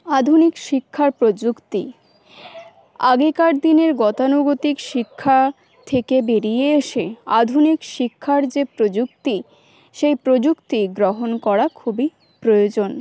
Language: Bangla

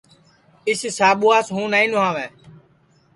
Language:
Sansi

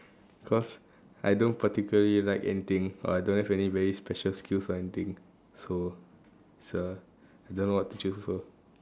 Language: English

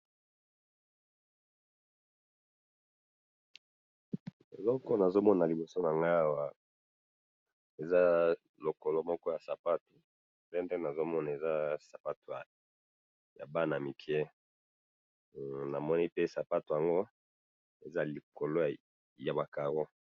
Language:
Lingala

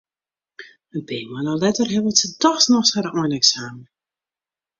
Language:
Western Frisian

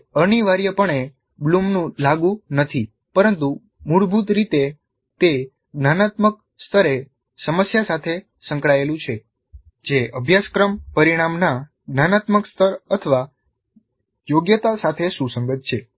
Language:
Gujarati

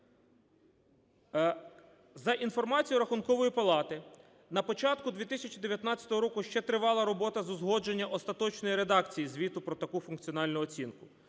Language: Ukrainian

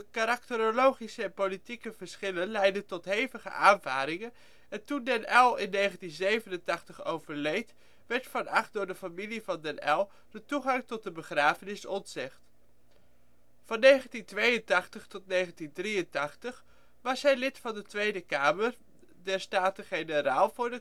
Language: Dutch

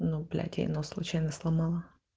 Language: Russian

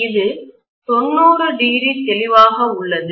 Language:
Tamil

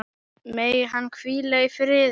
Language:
Icelandic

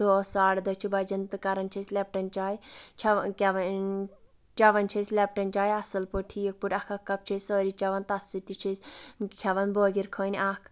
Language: Kashmiri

